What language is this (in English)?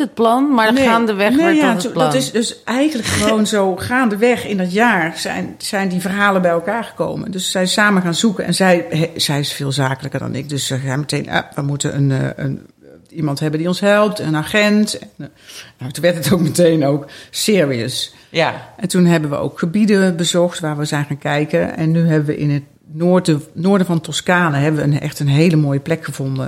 Dutch